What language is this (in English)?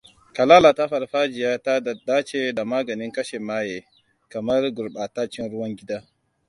Hausa